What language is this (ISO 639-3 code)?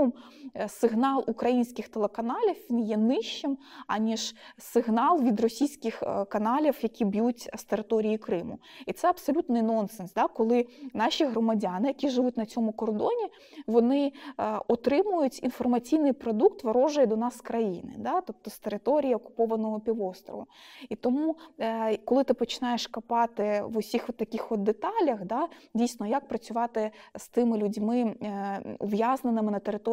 ukr